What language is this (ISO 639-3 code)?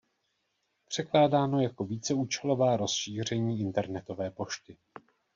ces